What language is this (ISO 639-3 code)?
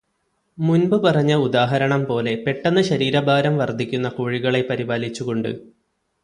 mal